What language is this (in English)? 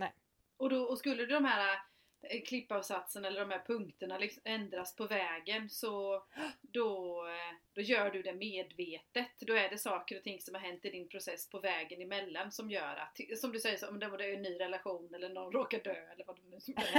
Swedish